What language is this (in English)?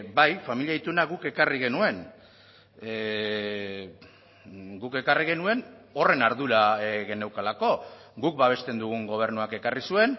Basque